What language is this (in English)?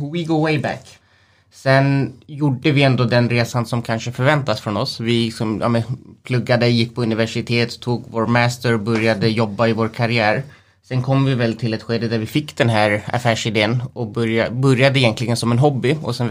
Swedish